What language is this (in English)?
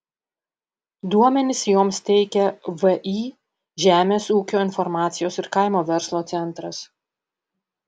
Lithuanian